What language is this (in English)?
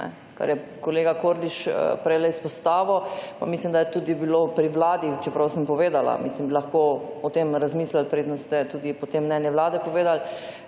Slovenian